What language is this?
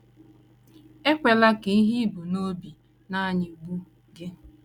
Igbo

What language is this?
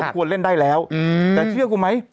Thai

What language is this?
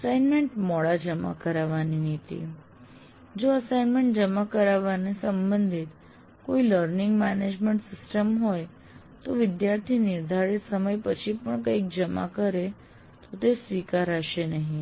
Gujarati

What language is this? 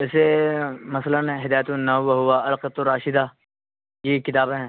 Urdu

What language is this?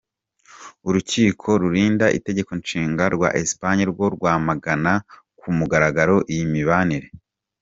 Kinyarwanda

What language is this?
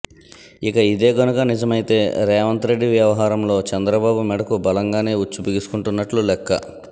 Telugu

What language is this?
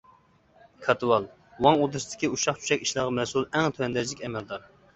Uyghur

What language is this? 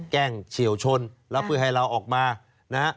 Thai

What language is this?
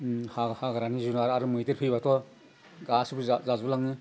Bodo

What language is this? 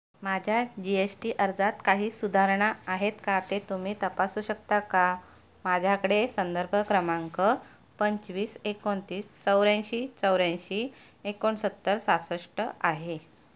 Marathi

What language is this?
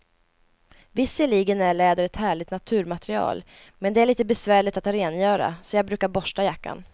Swedish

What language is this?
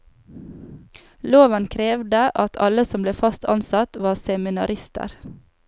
Norwegian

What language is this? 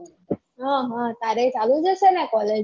Gujarati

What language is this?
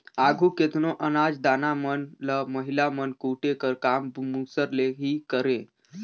Chhattisgarhi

